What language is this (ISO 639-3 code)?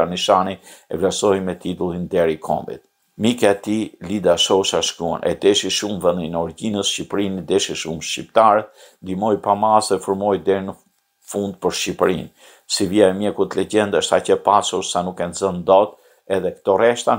ron